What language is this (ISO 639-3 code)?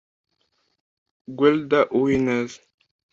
kin